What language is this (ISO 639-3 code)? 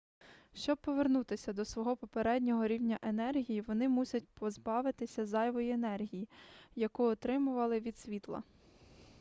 ukr